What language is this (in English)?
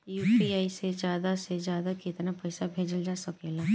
Bhojpuri